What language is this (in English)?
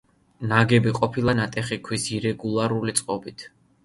Georgian